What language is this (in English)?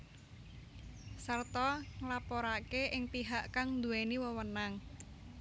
Javanese